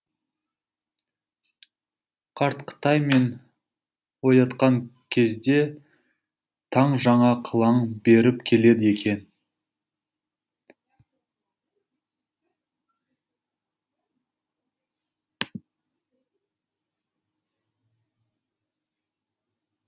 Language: Kazakh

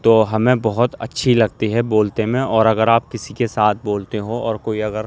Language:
Urdu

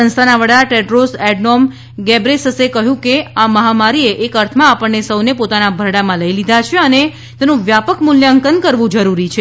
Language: Gujarati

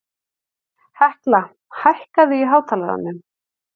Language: Icelandic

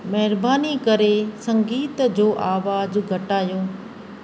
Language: Sindhi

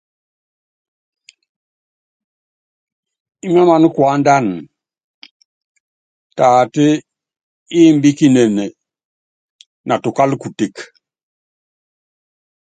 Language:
Yangben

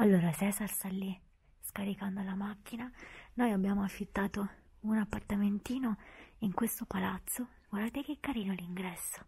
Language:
Italian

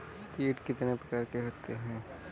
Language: Hindi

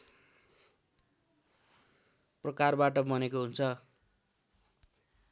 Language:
Nepali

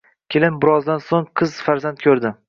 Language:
Uzbek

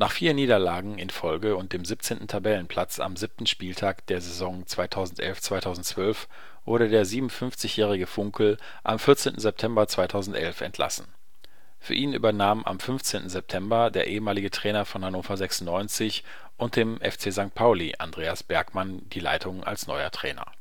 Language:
German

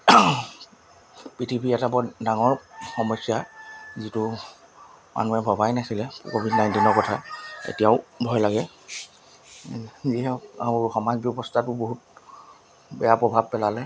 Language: Assamese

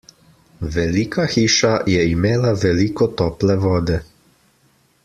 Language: Slovenian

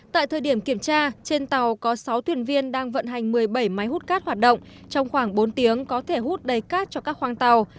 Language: Vietnamese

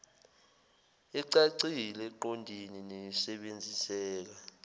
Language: Zulu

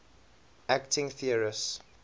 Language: English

